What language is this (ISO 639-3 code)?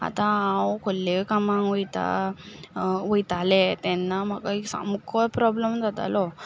kok